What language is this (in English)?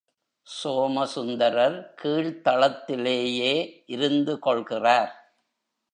Tamil